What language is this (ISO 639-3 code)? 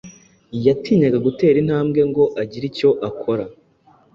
kin